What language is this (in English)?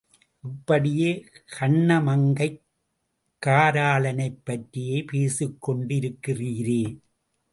Tamil